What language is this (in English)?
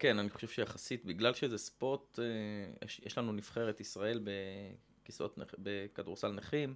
Hebrew